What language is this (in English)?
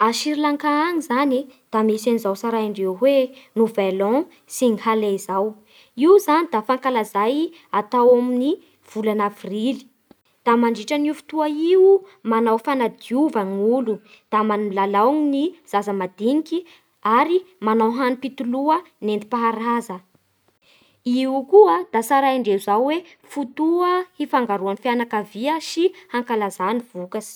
Bara Malagasy